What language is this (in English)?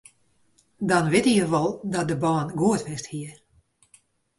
Western Frisian